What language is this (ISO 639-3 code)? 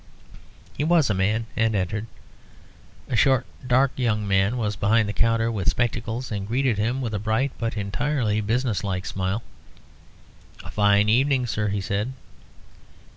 eng